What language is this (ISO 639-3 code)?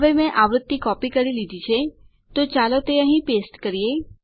guj